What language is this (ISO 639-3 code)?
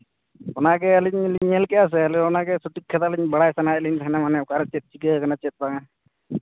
sat